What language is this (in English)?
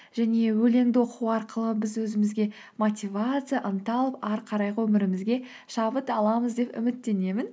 Kazakh